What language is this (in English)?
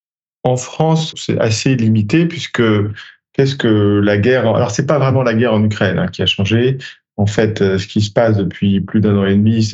French